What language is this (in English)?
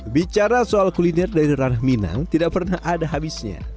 Indonesian